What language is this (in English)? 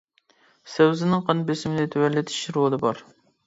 Uyghur